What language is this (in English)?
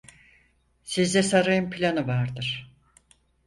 Turkish